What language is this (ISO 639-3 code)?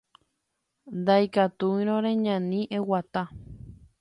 grn